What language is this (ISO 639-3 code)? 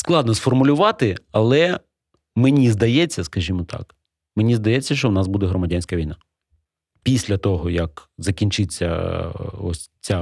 ukr